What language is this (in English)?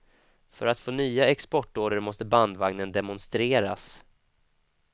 Swedish